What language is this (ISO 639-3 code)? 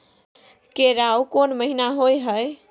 mai